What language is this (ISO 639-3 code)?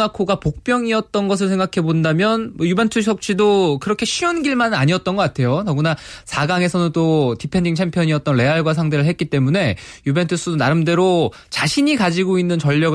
kor